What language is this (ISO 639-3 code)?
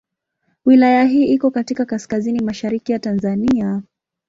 swa